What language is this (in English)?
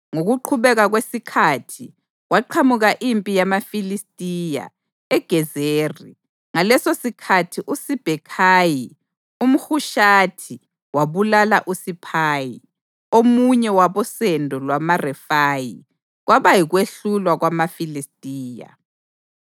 North Ndebele